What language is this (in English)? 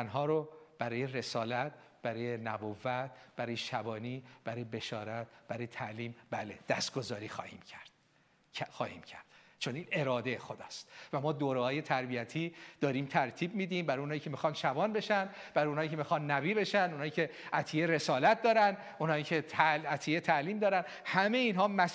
Persian